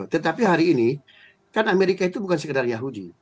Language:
Indonesian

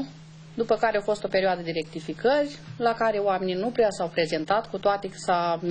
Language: Romanian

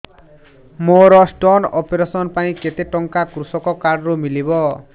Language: Odia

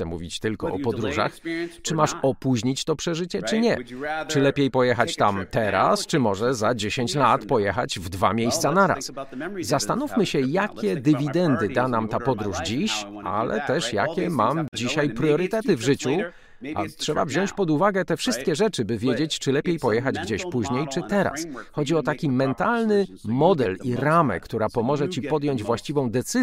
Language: Polish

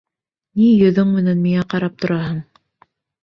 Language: Bashkir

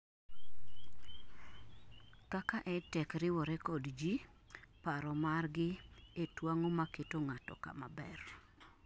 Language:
Luo (Kenya and Tanzania)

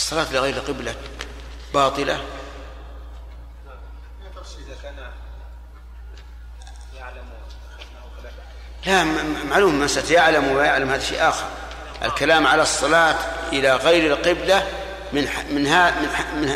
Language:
Arabic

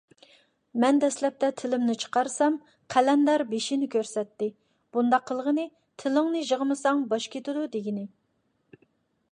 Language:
Uyghur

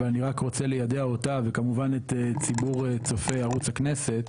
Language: Hebrew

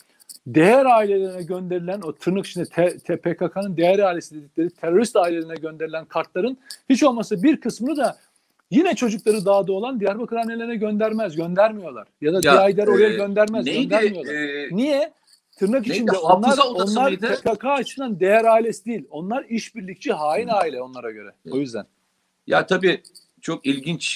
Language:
Turkish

